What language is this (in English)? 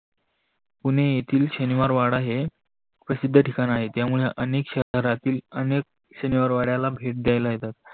Marathi